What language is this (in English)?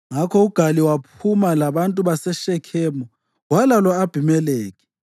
North Ndebele